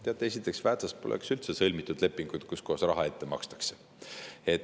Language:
Estonian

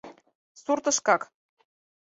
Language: Mari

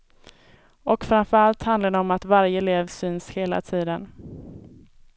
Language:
Swedish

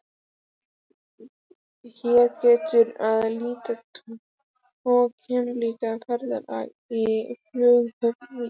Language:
Icelandic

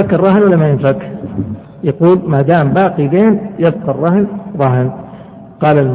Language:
Arabic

